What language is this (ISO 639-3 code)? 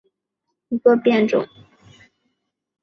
zho